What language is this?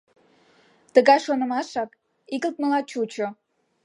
Mari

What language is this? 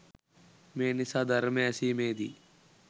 Sinhala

